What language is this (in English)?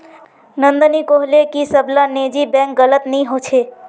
Magahi